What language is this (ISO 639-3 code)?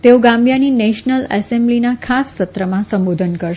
guj